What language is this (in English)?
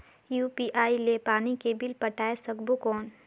Chhattisgarhi